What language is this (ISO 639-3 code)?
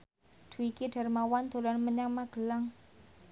jav